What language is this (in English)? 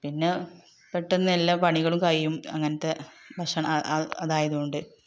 Malayalam